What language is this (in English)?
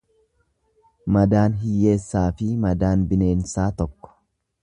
Oromo